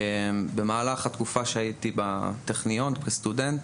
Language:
Hebrew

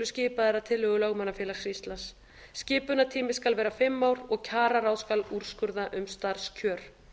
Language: Icelandic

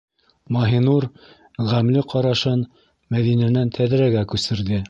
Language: Bashkir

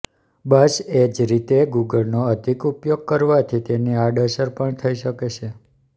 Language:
Gujarati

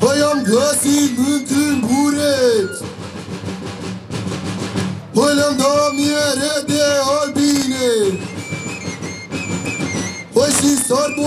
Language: Romanian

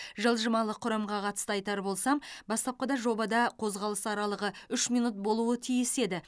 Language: Kazakh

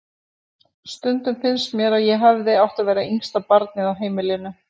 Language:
Icelandic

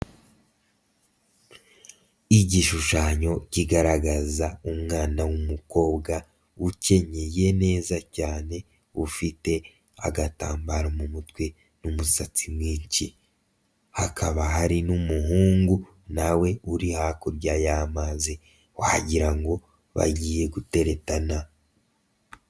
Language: Kinyarwanda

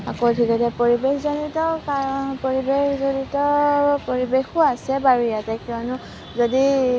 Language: Assamese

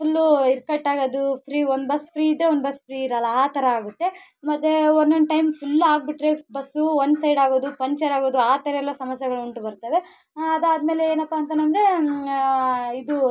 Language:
Kannada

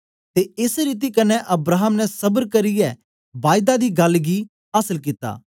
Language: Dogri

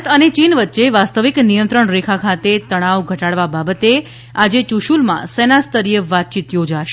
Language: Gujarati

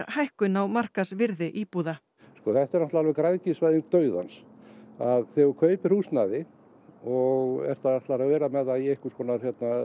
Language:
Icelandic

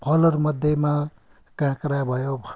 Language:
Nepali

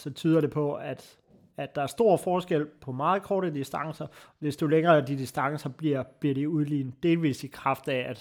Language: Danish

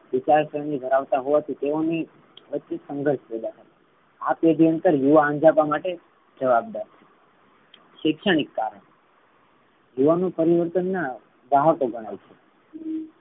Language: Gujarati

